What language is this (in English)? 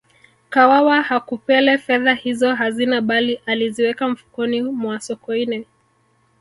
Swahili